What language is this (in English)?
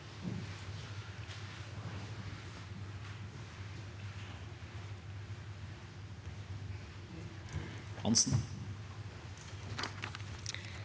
Norwegian